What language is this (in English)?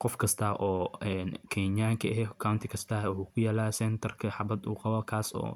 Somali